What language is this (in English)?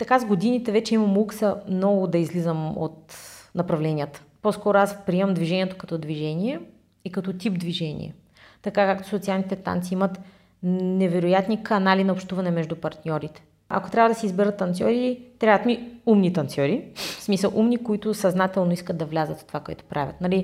Bulgarian